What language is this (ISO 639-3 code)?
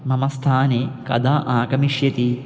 san